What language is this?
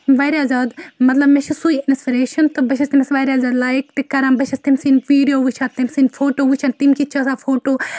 Kashmiri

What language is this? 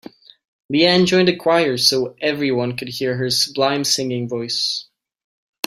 English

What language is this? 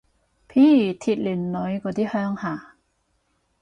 Cantonese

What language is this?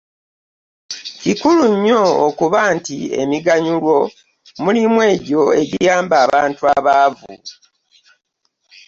Ganda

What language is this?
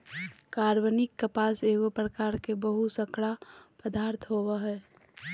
Magahi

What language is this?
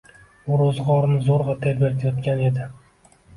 Uzbek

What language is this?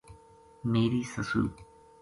Gujari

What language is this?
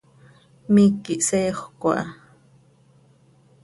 Seri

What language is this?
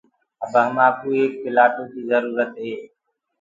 Gurgula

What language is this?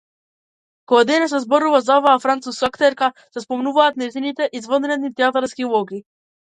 Macedonian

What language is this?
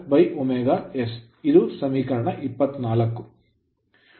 Kannada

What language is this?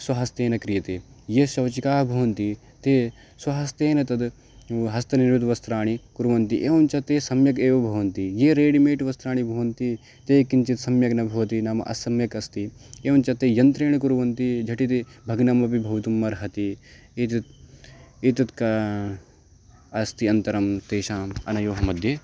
Sanskrit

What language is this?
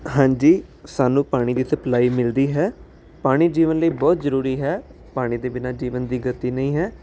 Punjabi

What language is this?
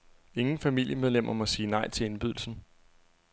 Danish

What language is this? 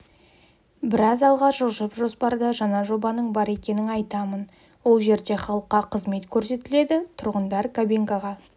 Kazakh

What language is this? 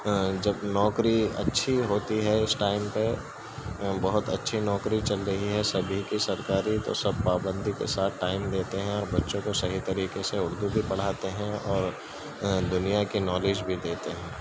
Urdu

